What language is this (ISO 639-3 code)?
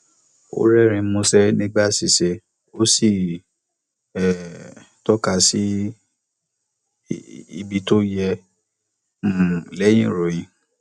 yor